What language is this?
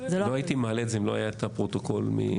Hebrew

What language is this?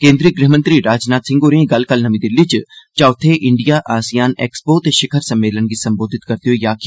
Dogri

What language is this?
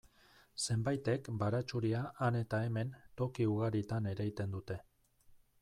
Basque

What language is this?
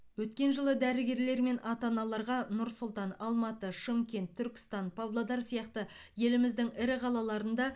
Kazakh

